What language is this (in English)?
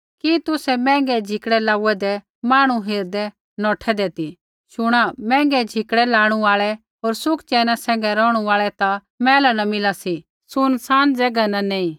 Kullu Pahari